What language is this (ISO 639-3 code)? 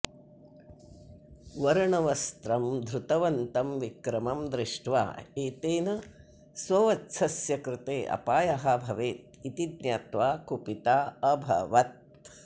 san